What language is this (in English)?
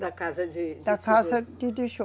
Portuguese